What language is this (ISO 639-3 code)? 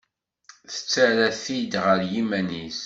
kab